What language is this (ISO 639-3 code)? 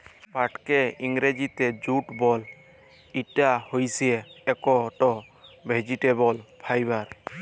ben